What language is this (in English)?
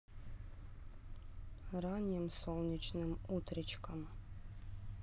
Russian